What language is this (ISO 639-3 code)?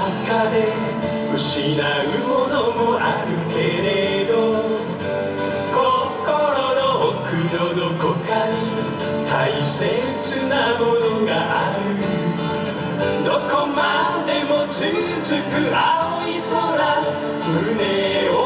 jpn